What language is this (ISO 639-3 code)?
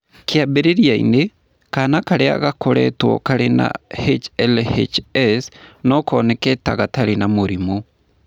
kik